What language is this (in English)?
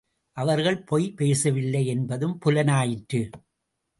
Tamil